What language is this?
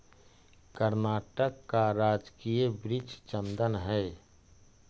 Magahi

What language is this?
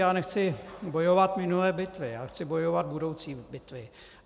Czech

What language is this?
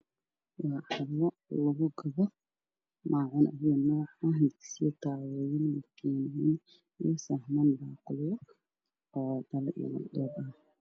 Somali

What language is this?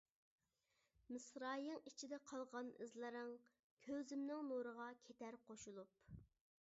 Uyghur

